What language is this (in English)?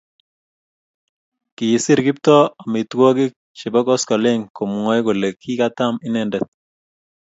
Kalenjin